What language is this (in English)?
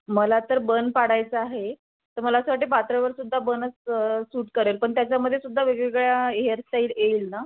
Marathi